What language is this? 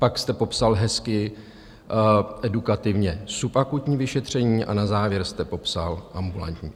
Czech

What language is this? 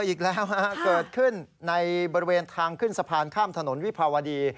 Thai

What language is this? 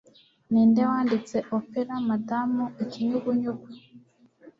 Kinyarwanda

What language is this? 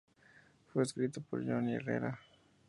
Spanish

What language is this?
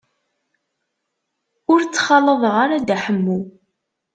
Kabyle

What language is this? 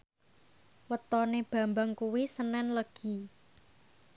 Javanese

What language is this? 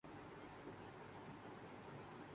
Urdu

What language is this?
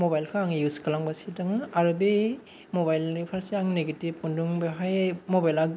Bodo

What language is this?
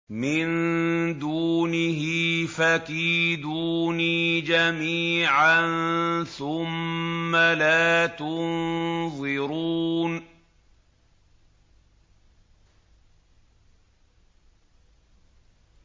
Arabic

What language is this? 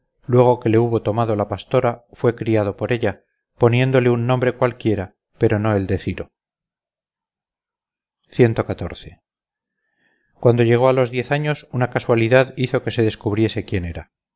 Spanish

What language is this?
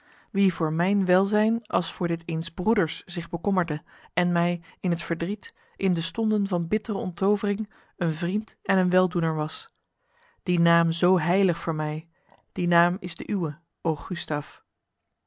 Dutch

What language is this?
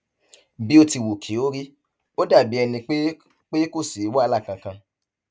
Yoruba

